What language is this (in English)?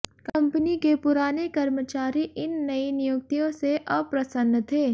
Hindi